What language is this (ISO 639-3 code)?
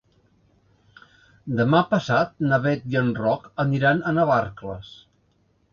cat